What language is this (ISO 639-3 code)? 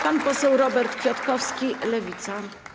pol